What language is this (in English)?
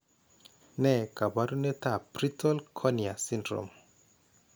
Kalenjin